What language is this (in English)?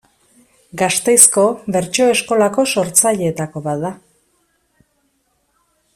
Basque